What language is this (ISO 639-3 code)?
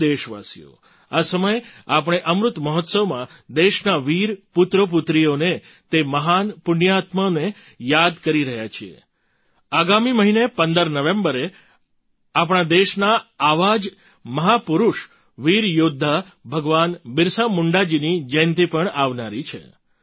guj